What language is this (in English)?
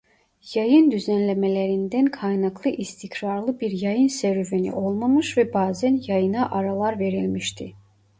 Turkish